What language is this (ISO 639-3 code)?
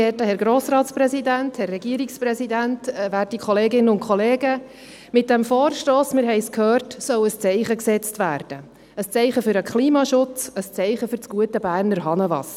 gsw